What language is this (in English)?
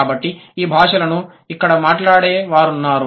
Telugu